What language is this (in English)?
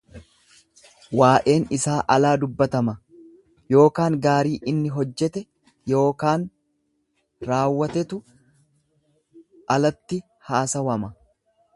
Oromo